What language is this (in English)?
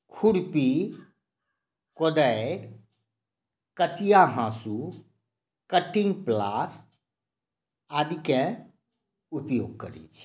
Maithili